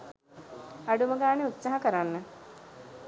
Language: Sinhala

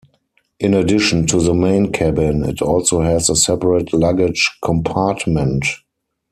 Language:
English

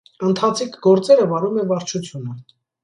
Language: Armenian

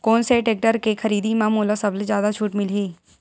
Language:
Chhattisgarhi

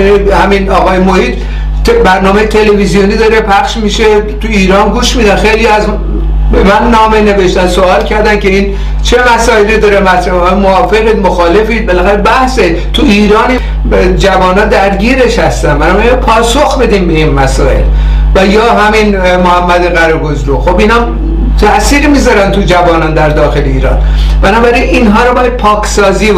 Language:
Persian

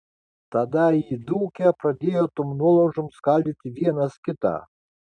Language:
Lithuanian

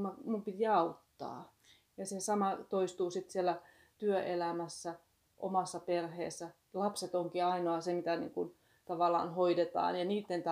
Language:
Finnish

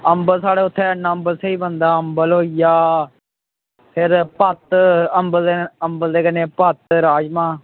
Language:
Dogri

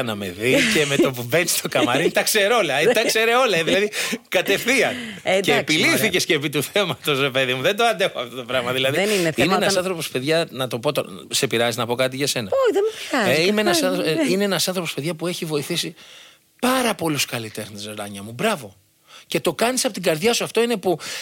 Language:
Greek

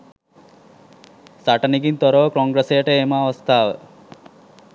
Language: Sinhala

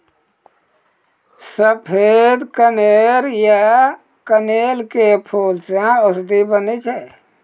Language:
Maithili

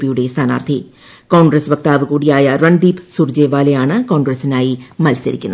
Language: Malayalam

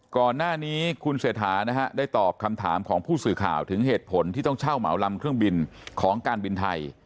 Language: Thai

